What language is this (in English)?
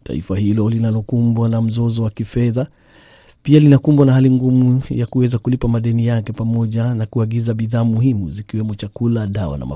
Swahili